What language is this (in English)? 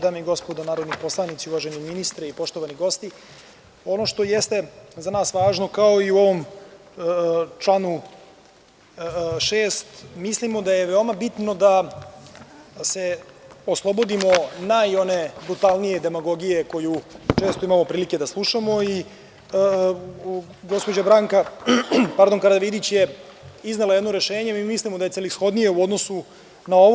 Serbian